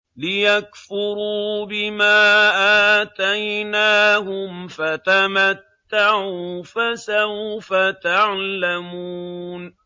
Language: Arabic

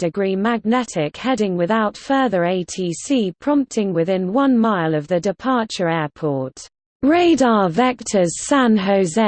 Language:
English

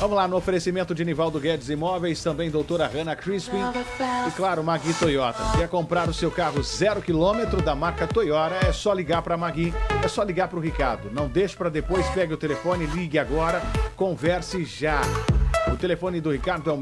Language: Portuguese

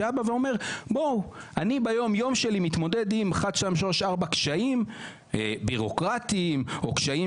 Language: Hebrew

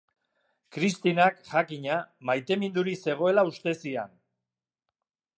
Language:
Basque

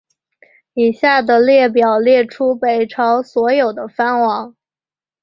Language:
Chinese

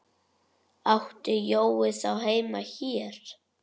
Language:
Icelandic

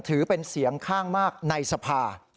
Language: Thai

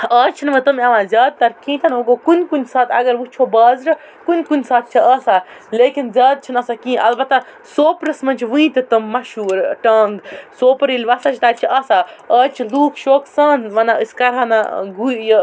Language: Kashmiri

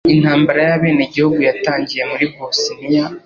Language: Kinyarwanda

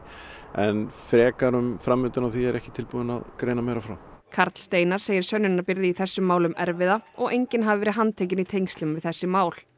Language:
Icelandic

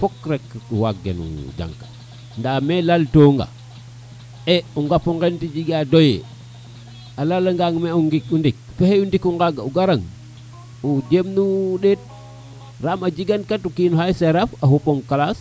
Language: Serer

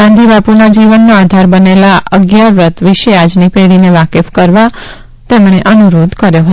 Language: Gujarati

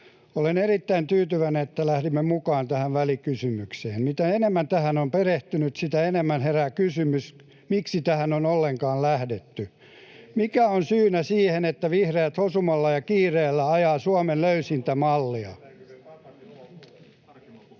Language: Finnish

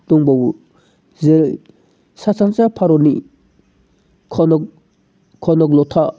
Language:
Bodo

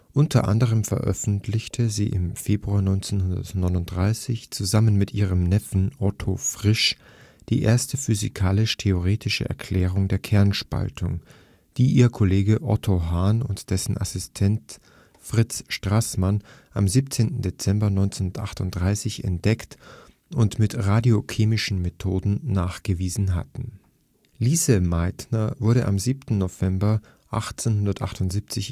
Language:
German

